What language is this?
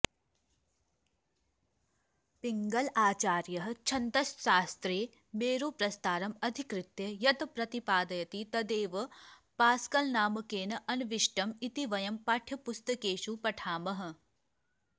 Sanskrit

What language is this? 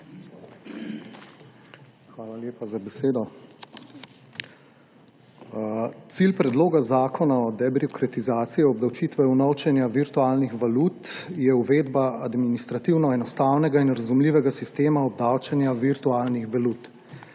Slovenian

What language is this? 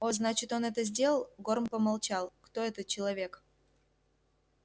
Russian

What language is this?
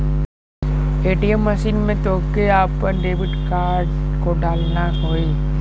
Bhojpuri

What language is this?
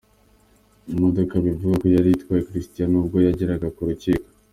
Kinyarwanda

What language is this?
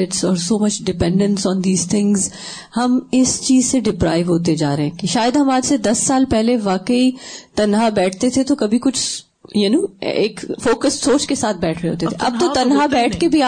Urdu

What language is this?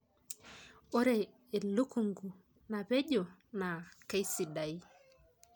Masai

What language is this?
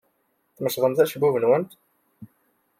Kabyle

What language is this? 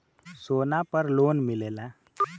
Bhojpuri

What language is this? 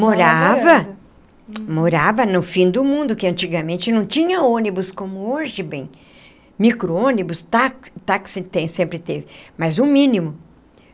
Portuguese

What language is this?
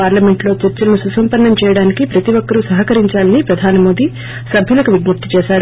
Telugu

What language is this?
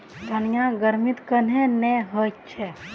Magahi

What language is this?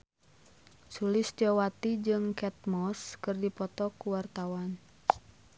Sundanese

